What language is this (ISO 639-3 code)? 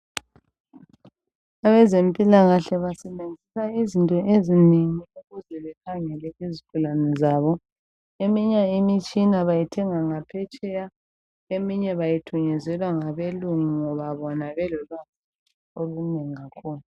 nde